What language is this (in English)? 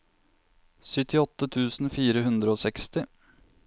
Norwegian